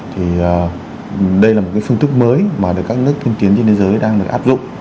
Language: Vietnamese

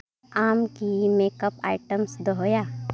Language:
Santali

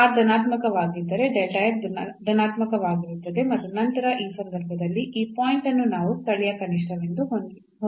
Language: Kannada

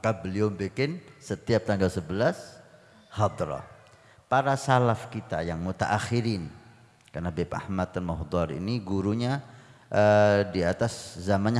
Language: Indonesian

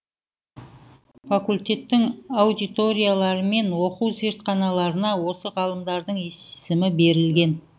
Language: Kazakh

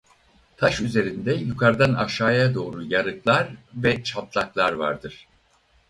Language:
Turkish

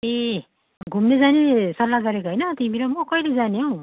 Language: Nepali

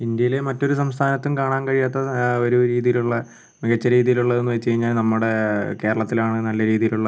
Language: Malayalam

